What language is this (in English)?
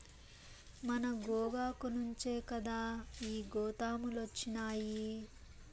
Telugu